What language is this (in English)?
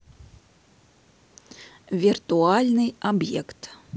Russian